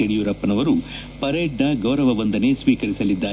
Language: Kannada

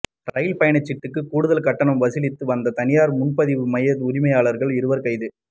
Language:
Tamil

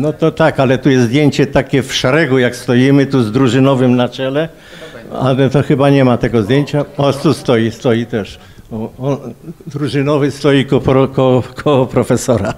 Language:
Polish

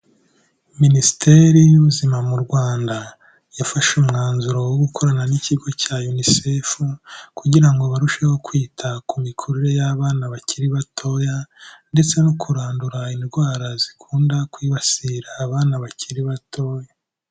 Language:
Kinyarwanda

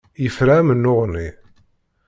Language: Kabyle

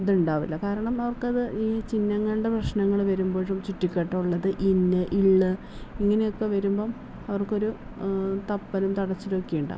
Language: Malayalam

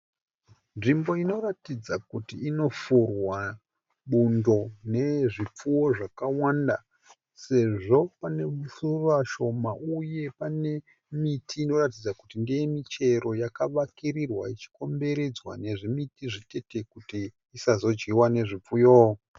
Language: Shona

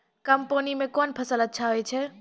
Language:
Maithili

